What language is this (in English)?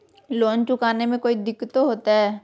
Magahi